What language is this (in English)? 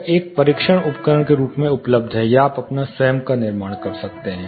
Hindi